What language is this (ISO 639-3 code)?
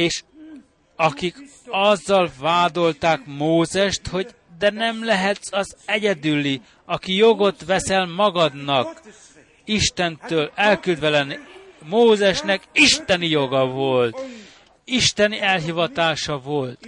hun